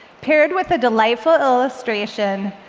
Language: English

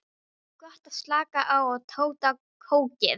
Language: Icelandic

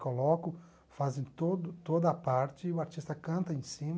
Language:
Portuguese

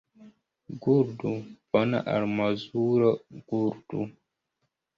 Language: Esperanto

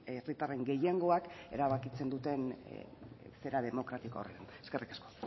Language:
Basque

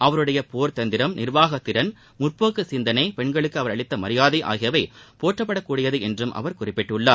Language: Tamil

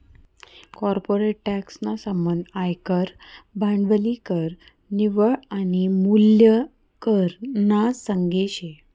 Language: Marathi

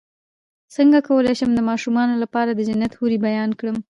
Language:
Pashto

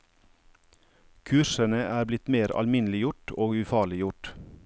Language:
Norwegian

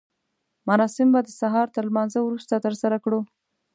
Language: Pashto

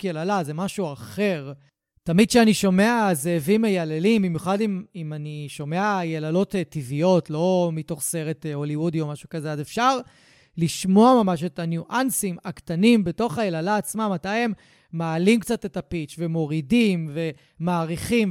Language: Hebrew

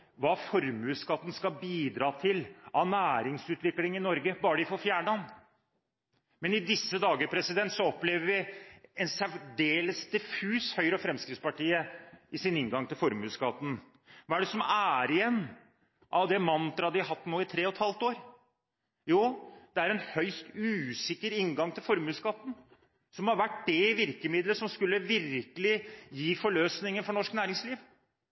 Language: Norwegian Bokmål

